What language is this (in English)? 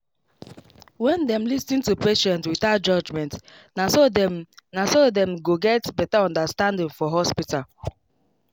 Nigerian Pidgin